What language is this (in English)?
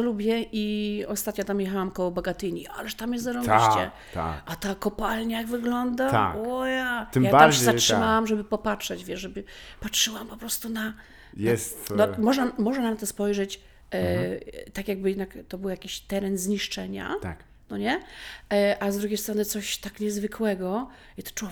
Polish